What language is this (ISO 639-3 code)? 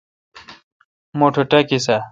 xka